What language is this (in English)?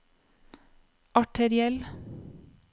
Norwegian